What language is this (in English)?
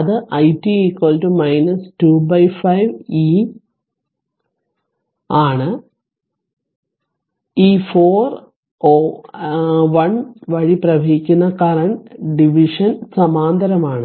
Malayalam